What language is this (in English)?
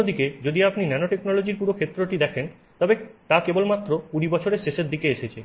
Bangla